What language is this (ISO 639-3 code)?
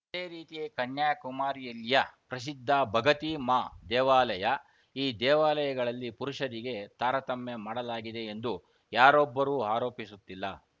kan